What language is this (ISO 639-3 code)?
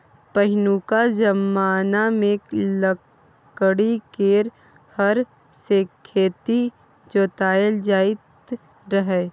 mai